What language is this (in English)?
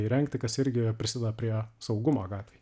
Lithuanian